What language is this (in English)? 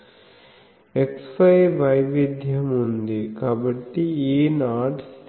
Telugu